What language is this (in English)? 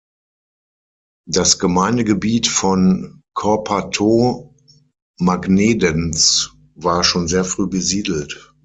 German